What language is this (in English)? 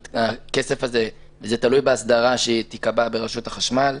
Hebrew